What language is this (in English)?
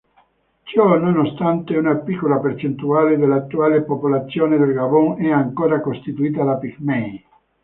Italian